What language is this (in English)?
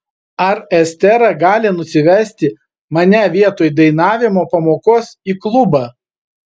Lithuanian